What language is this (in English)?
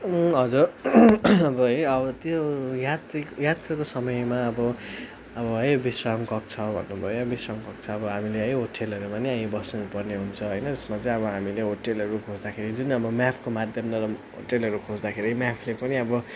Nepali